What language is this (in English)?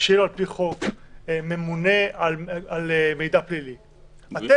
Hebrew